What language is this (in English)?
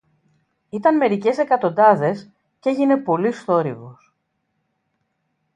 Greek